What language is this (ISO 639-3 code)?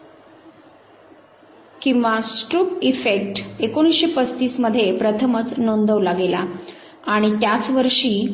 mar